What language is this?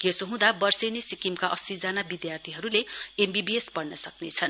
Nepali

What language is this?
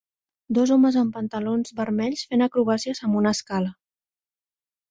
Catalan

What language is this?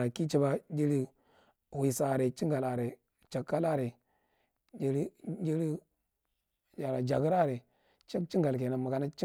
Marghi Central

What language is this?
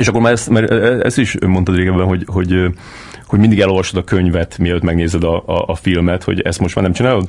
Hungarian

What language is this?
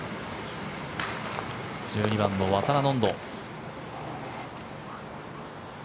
Japanese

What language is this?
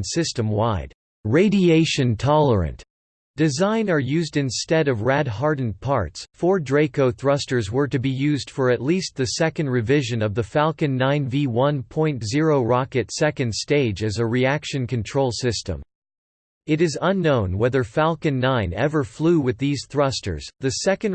English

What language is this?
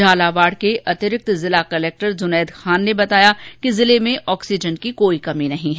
Hindi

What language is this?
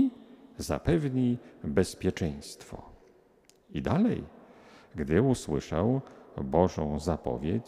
Polish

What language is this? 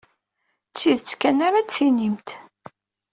Kabyle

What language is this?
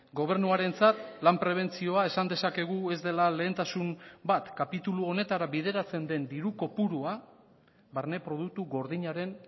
Basque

